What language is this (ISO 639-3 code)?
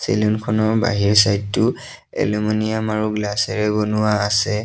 asm